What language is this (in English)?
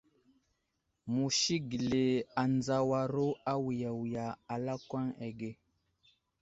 Wuzlam